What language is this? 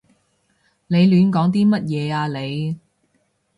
Cantonese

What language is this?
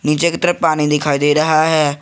Hindi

